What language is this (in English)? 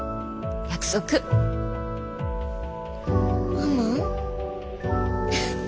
Japanese